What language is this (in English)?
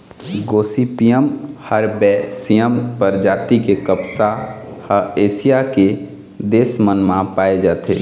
Chhattisgarhi